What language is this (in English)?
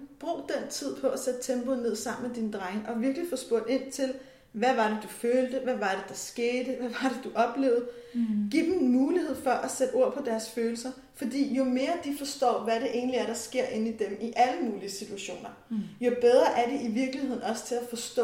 Danish